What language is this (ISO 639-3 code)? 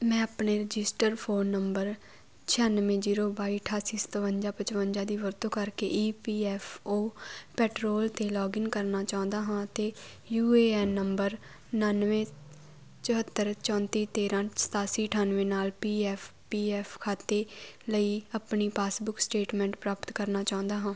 pan